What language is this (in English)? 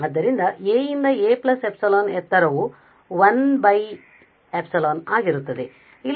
Kannada